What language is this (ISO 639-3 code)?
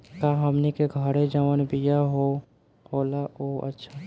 bho